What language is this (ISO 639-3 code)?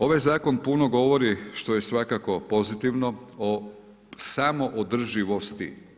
hrv